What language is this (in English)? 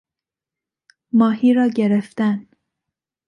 Persian